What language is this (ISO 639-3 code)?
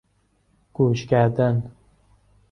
fas